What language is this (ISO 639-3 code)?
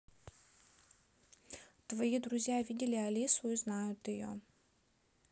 rus